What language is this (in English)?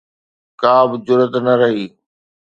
Sindhi